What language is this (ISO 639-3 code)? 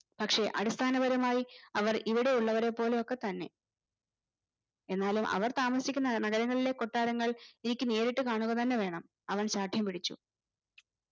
mal